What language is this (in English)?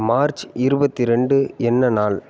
Tamil